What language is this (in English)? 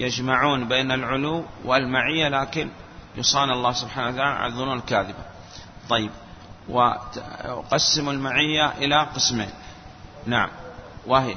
Arabic